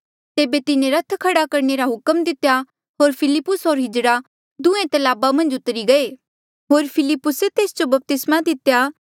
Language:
Mandeali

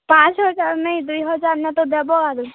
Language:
Odia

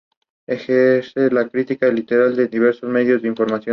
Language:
Spanish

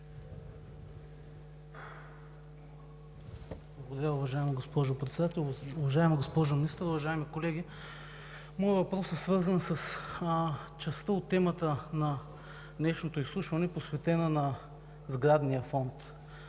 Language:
Bulgarian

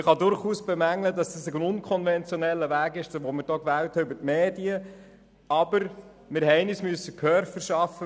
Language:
Swiss German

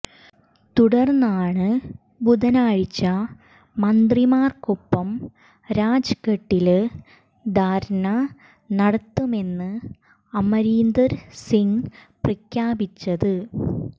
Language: Malayalam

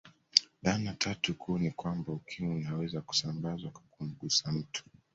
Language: Swahili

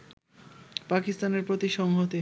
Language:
Bangla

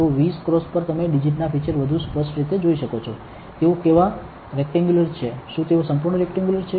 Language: Gujarati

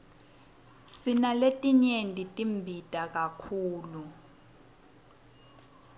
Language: Swati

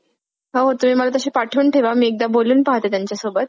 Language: Marathi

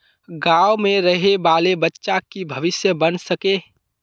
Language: Magahi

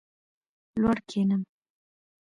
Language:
Pashto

